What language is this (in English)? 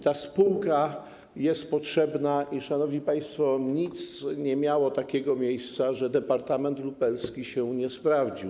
Polish